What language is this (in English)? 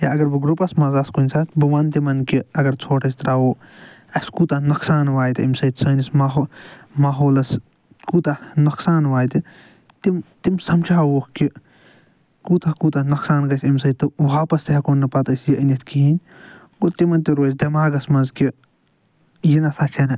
Kashmiri